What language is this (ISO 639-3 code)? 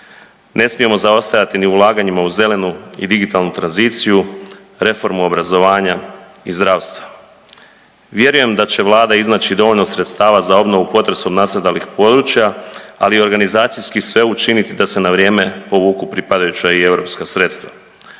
hrv